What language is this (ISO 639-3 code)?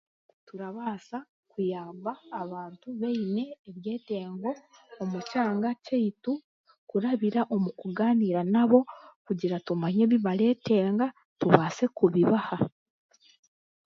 cgg